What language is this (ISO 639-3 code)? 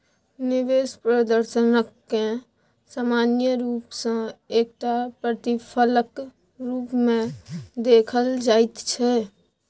mai